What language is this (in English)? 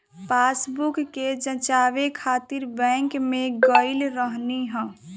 Bhojpuri